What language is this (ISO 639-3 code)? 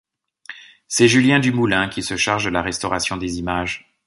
fra